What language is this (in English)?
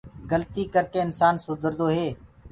Gurgula